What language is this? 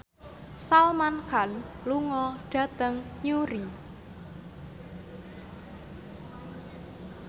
Javanese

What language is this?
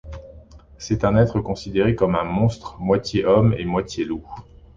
French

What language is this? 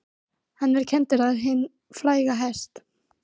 Icelandic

